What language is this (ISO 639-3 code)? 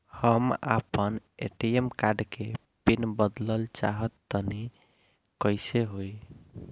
bho